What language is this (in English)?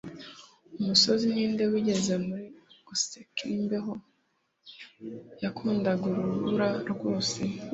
Kinyarwanda